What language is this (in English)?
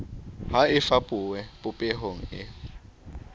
Southern Sotho